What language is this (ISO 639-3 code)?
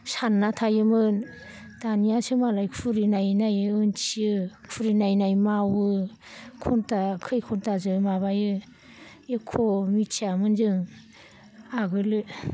brx